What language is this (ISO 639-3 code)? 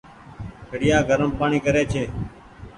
gig